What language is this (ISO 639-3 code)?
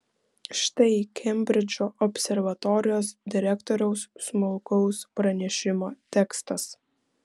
lit